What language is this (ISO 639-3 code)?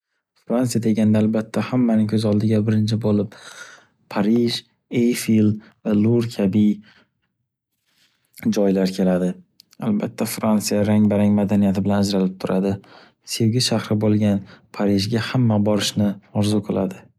uzb